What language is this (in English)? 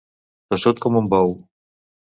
Catalan